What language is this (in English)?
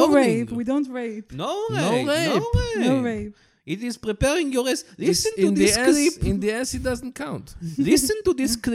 Hebrew